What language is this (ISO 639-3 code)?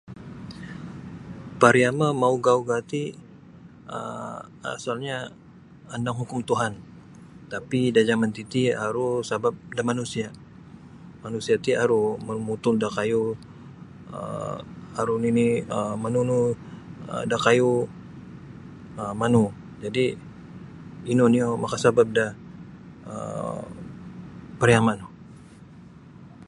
bsy